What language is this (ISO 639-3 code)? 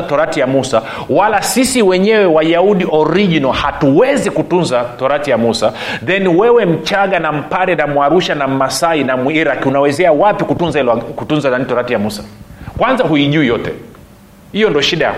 swa